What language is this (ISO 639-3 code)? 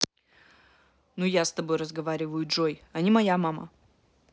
rus